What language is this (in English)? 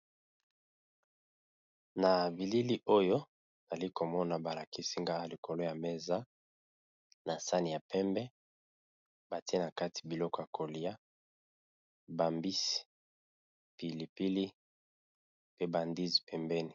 Lingala